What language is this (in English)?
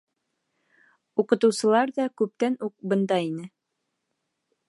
Bashkir